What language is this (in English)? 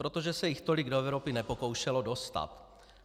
Czech